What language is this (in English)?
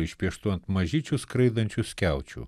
Lithuanian